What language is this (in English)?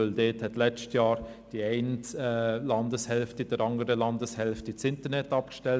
Swiss German